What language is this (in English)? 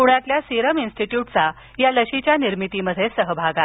Marathi